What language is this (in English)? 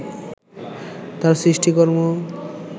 Bangla